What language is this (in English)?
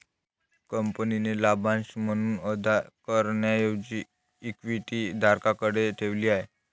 Marathi